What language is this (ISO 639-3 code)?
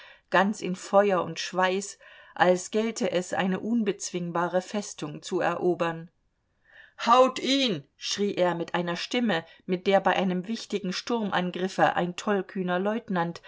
deu